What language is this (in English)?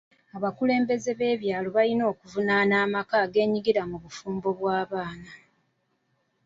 Ganda